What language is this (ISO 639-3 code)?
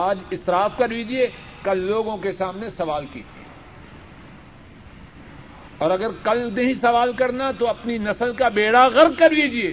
urd